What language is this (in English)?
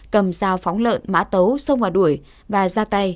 Vietnamese